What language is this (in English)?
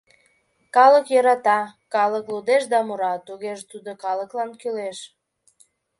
Mari